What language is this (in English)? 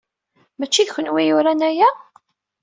Kabyle